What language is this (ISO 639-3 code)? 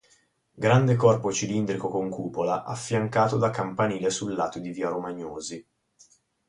ita